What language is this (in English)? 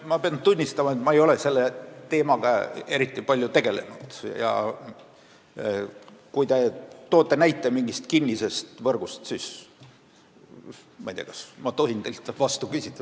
Estonian